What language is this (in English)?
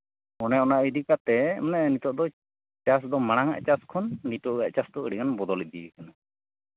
Santali